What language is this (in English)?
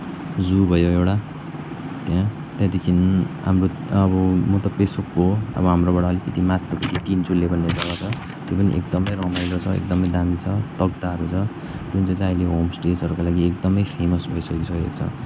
Nepali